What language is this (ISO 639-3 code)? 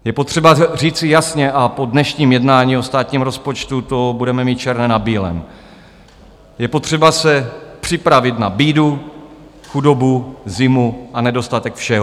ces